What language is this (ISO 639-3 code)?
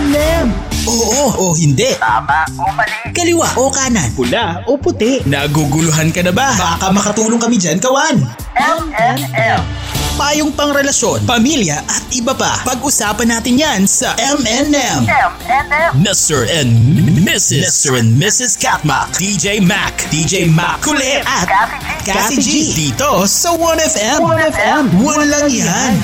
fil